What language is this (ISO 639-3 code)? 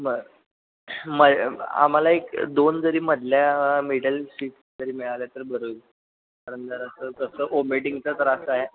mar